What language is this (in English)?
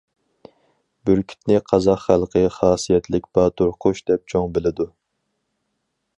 Uyghur